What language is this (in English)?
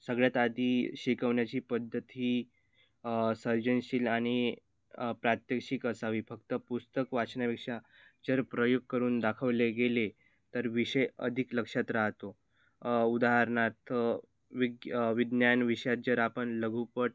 Marathi